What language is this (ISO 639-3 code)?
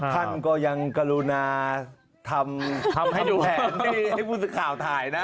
tha